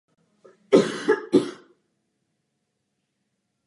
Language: Czech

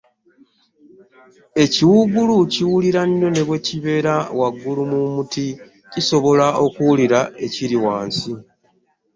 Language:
Ganda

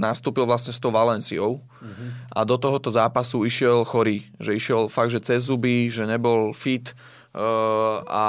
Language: Slovak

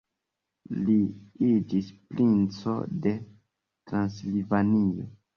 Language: Esperanto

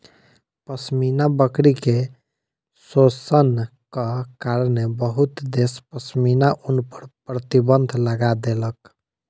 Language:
Maithili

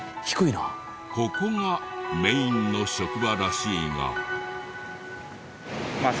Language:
Japanese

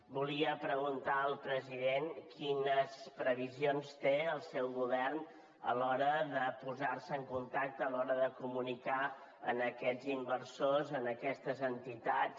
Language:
Catalan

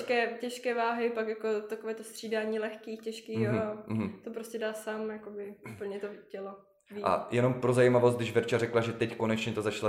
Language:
Czech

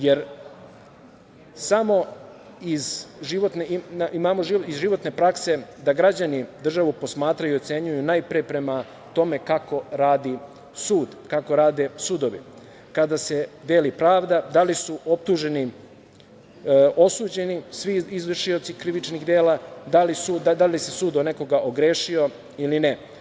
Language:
Serbian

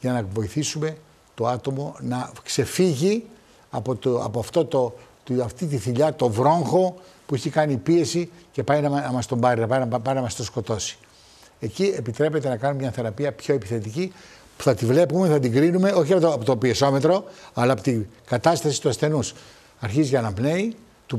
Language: Greek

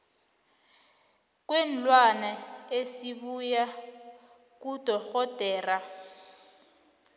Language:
South Ndebele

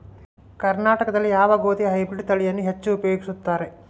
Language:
Kannada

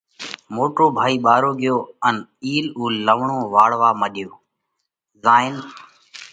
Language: Parkari Koli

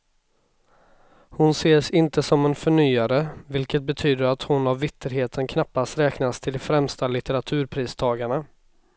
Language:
Swedish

